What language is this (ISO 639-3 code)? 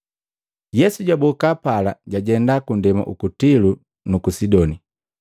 mgv